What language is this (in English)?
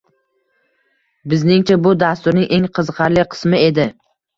Uzbek